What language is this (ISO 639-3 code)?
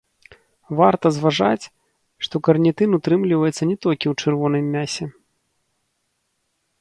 bel